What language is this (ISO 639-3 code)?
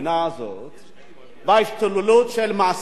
heb